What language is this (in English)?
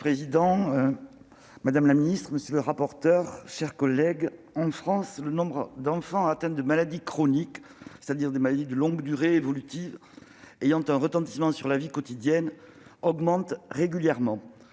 French